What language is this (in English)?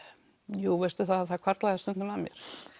Icelandic